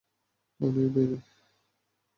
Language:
Bangla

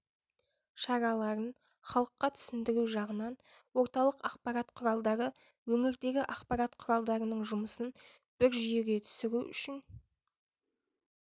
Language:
Kazakh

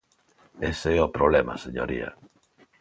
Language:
Galician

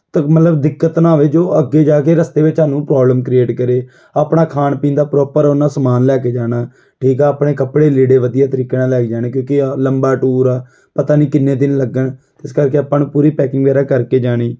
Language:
Punjabi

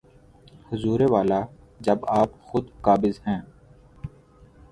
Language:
Urdu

